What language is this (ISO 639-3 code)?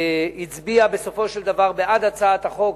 heb